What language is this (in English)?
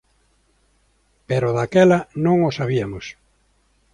Galician